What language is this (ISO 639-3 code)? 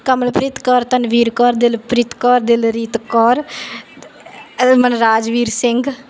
pan